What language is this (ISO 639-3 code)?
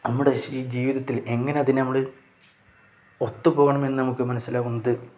mal